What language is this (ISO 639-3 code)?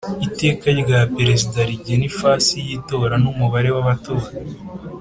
kin